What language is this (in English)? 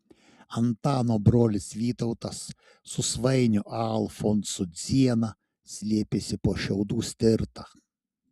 Lithuanian